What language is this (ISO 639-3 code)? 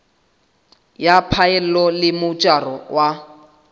sot